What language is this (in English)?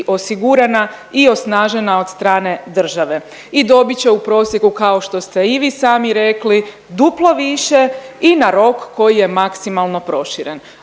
Croatian